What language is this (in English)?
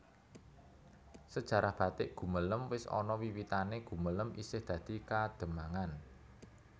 Javanese